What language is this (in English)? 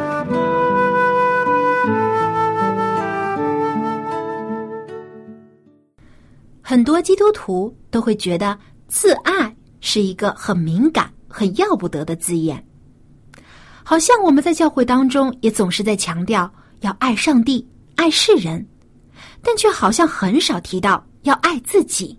Chinese